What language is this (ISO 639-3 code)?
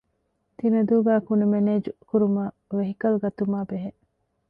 div